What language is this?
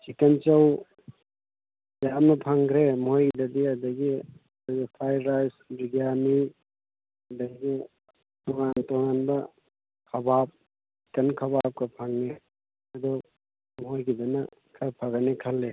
Manipuri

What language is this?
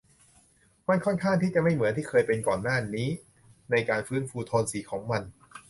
Thai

